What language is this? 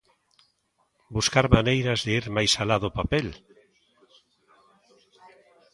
Galician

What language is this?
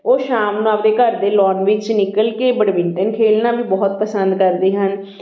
Punjabi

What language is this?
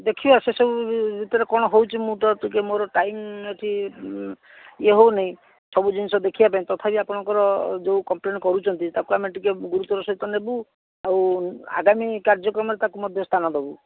Odia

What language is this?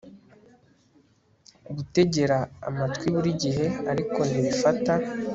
Kinyarwanda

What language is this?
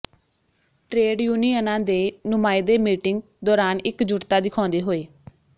Punjabi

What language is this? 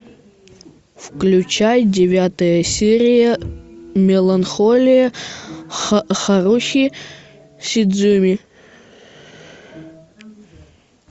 Russian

